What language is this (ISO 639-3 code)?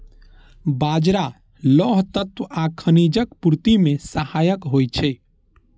mai